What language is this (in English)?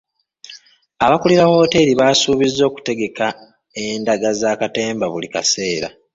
Ganda